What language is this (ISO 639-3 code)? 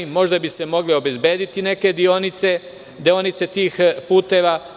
srp